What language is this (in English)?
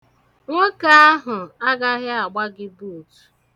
Igbo